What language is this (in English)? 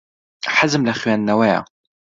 Central Kurdish